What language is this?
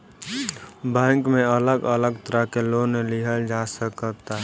Bhojpuri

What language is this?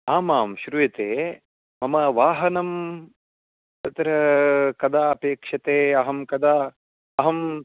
Sanskrit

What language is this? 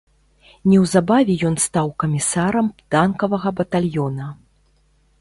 Belarusian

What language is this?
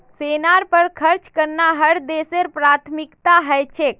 Magahi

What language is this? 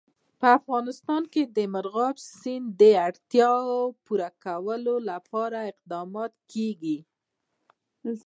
Pashto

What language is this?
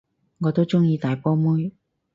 Cantonese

